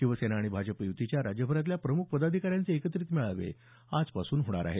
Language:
Marathi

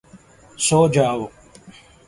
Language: Urdu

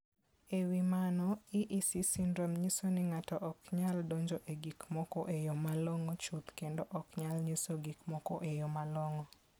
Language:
Luo (Kenya and Tanzania)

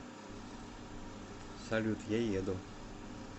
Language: Russian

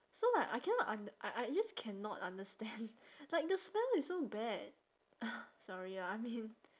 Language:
English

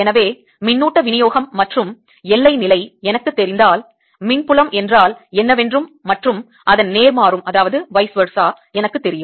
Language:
Tamil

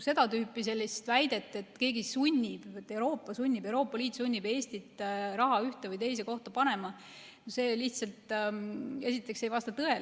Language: Estonian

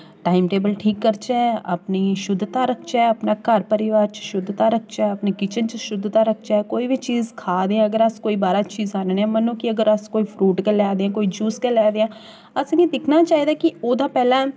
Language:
Dogri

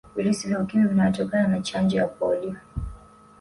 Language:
Swahili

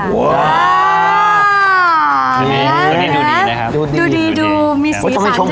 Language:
Thai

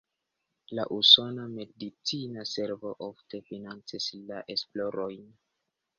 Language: Esperanto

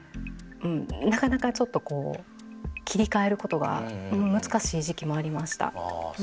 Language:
Japanese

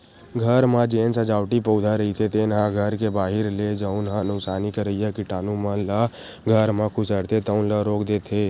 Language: Chhattisgarhi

